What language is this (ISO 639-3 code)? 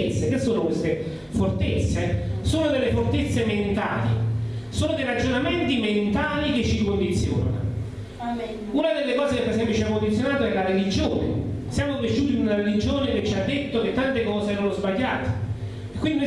ita